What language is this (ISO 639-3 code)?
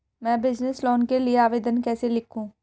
hin